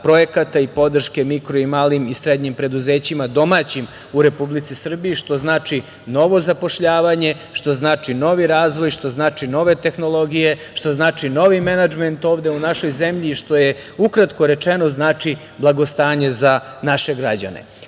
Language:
Serbian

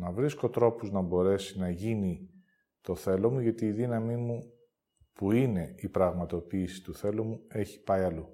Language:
Greek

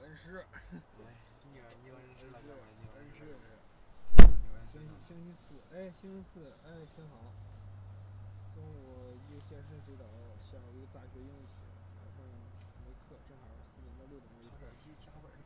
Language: Chinese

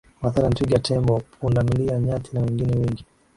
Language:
Swahili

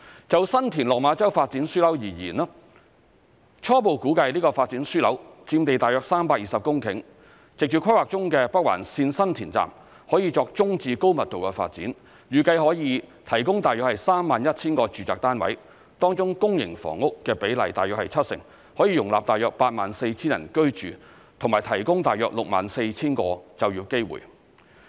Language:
Cantonese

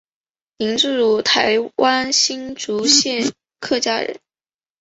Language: Chinese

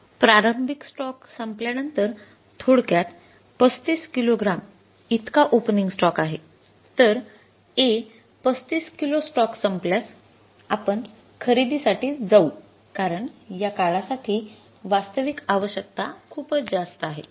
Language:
Marathi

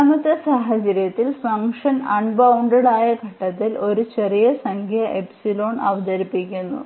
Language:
Malayalam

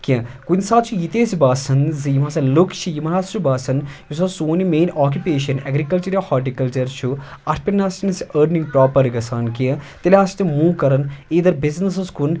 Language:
Kashmiri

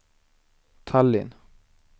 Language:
Swedish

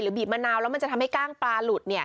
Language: Thai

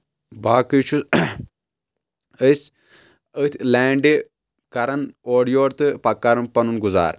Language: Kashmiri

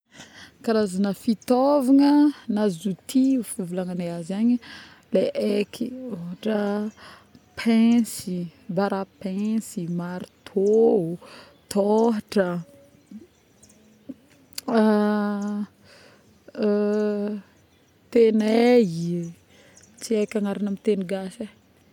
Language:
Northern Betsimisaraka Malagasy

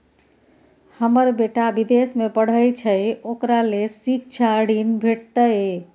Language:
Maithili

